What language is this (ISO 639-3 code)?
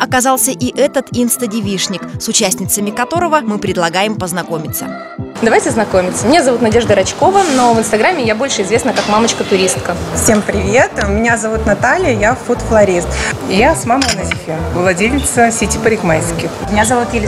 rus